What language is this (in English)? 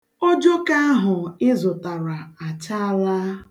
Igbo